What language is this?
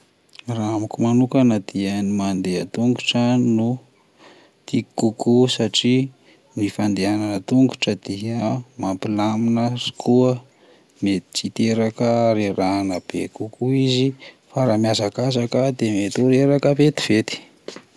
Malagasy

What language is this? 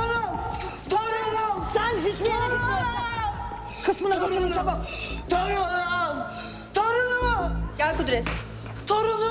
Turkish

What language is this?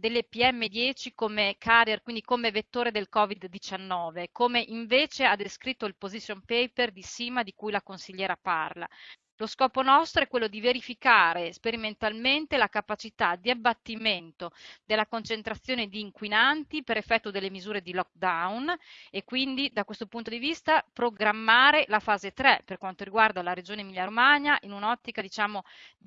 Italian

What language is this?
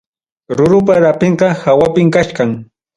Ayacucho Quechua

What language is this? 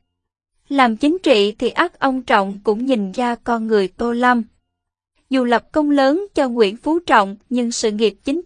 Vietnamese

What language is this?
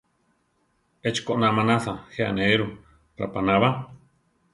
Central Tarahumara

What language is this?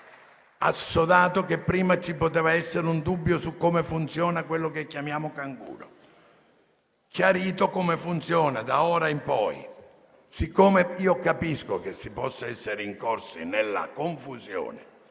Italian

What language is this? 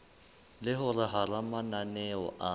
Southern Sotho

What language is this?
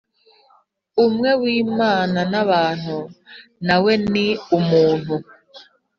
Kinyarwanda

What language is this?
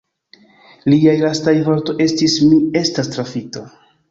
Esperanto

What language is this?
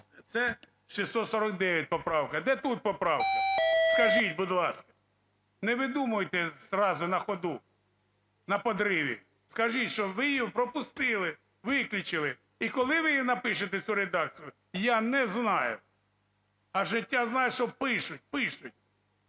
Ukrainian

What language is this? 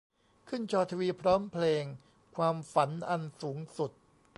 Thai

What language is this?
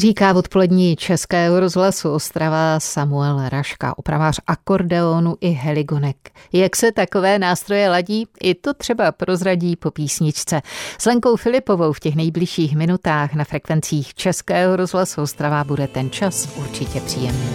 Czech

